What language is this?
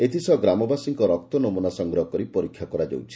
Odia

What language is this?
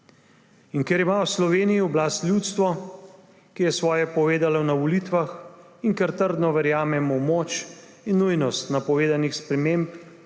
Slovenian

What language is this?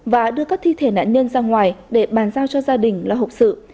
Vietnamese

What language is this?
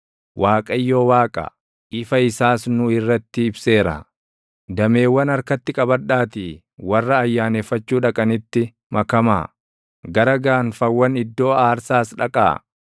Oromo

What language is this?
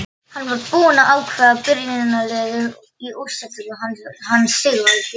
Icelandic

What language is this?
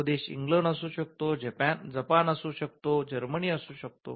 Marathi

